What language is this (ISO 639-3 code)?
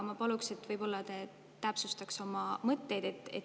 est